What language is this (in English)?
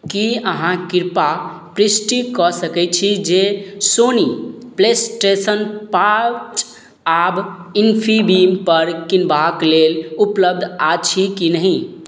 Maithili